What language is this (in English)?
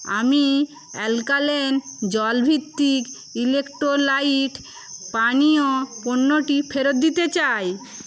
Bangla